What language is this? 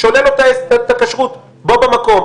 Hebrew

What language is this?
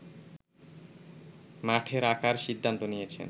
Bangla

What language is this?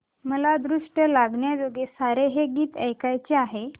Marathi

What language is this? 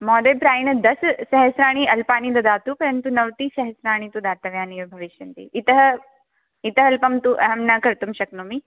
Sanskrit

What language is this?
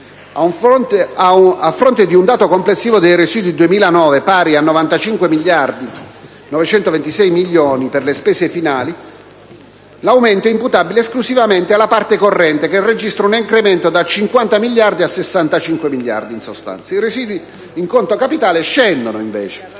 Italian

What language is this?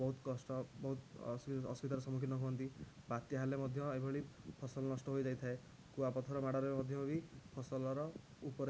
Odia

